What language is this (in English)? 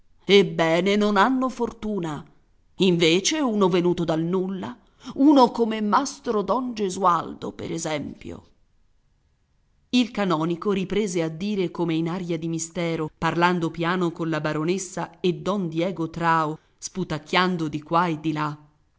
Italian